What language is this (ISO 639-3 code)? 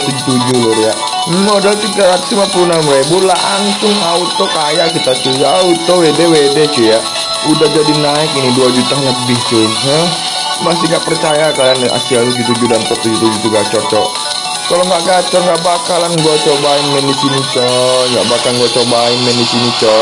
ind